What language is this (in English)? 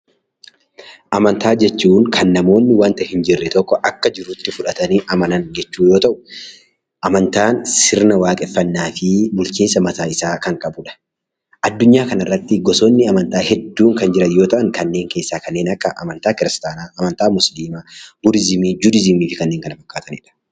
Oromo